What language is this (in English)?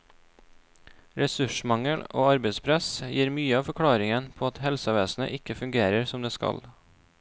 Norwegian